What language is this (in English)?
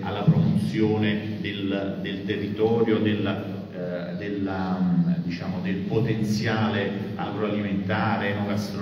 Italian